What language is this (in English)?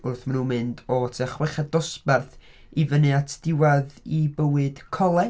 Welsh